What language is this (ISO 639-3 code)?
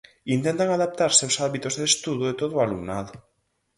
glg